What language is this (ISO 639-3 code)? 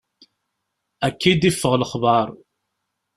kab